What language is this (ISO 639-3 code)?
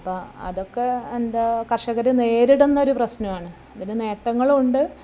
mal